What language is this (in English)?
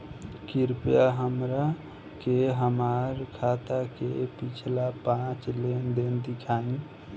Bhojpuri